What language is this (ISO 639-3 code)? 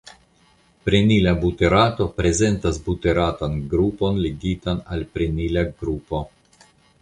epo